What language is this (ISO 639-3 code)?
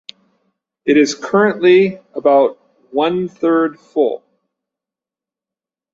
eng